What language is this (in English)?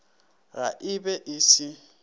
Northern Sotho